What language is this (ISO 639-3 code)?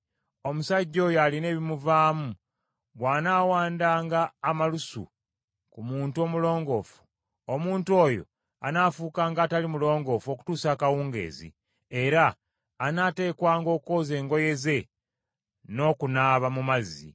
lug